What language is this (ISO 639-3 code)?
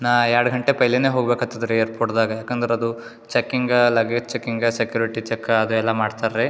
kan